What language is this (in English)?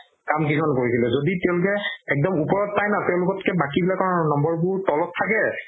Assamese